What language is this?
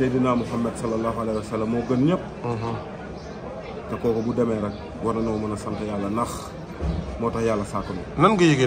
Arabic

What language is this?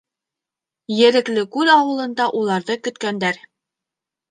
Bashkir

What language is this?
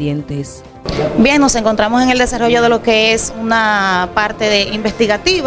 Spanish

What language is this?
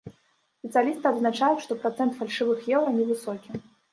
Belarusian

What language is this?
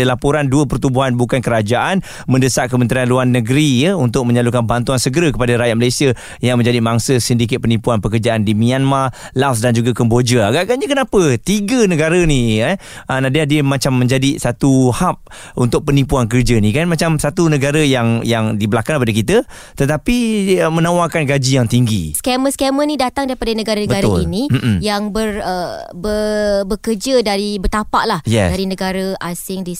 Malay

